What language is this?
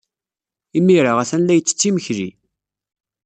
Kabyle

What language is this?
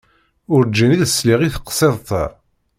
Kabyle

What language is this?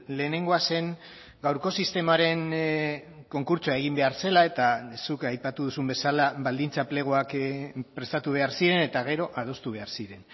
Basque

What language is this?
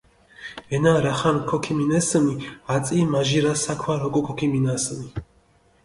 Mingrelian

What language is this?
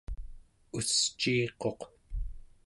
Central Yupik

